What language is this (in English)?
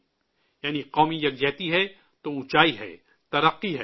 Urdu